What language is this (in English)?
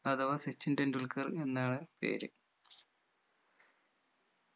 Malayalam